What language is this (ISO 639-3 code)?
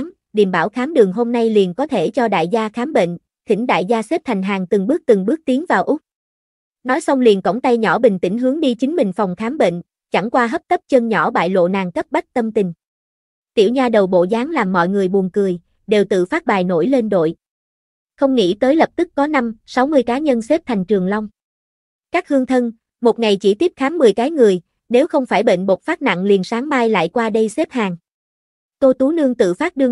vie